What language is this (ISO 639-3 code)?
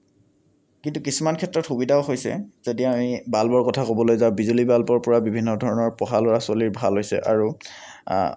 asm